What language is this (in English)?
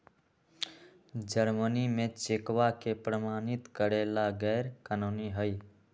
Magahi